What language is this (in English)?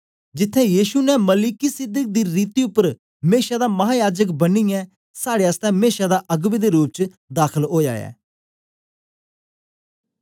Dogri